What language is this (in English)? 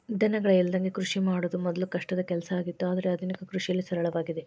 Kannada